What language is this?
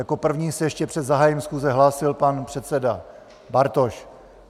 Czech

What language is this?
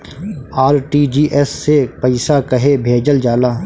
Bhojpuri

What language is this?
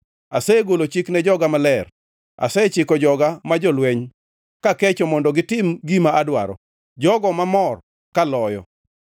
Luo (Kenya and Tanzania)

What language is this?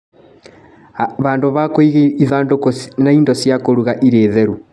Kikuyu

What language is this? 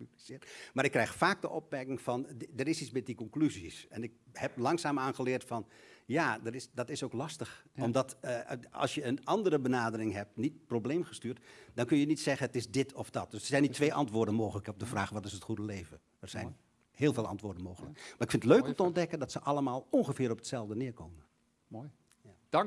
Dutch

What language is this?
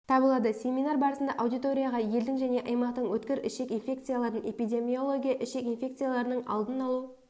Kazakh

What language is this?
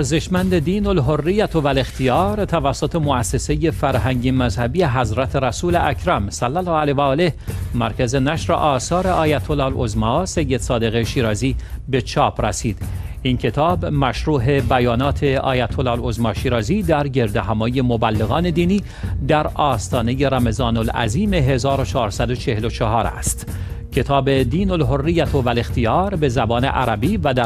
Persian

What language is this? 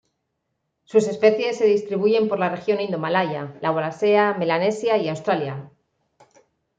Spanish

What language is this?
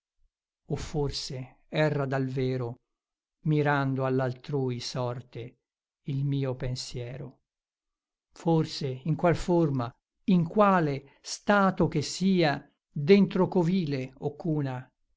Italian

